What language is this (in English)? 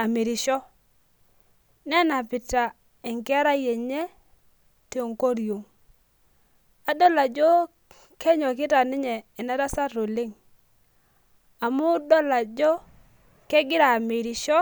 Masai